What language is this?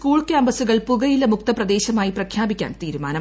Malayalam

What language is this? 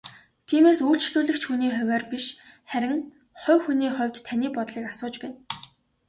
Mongolian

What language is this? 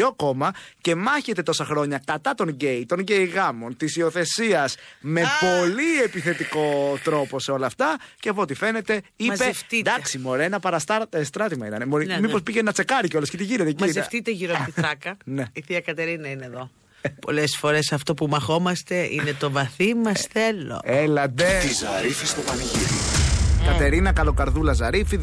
Greek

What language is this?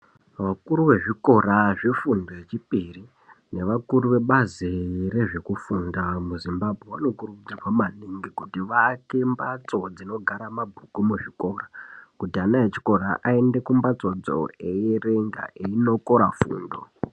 Ndau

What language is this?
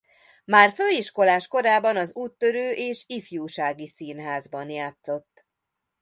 Hungarian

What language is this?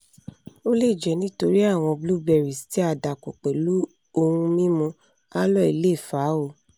Yoruba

